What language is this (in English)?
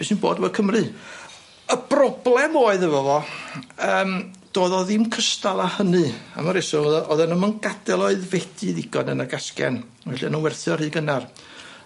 Welsh